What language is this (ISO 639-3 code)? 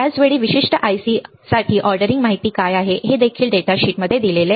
mar